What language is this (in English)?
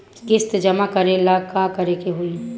Bhojpuri